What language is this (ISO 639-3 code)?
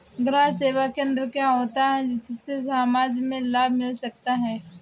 hin